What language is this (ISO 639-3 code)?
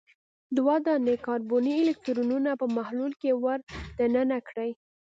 pus